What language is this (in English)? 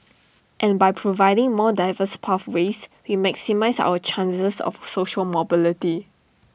English